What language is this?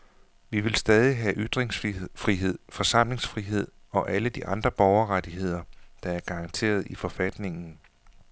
Danish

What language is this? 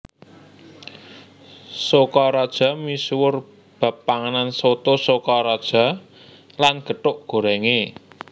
Javanese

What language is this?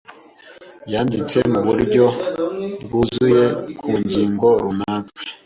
Kinyarwanda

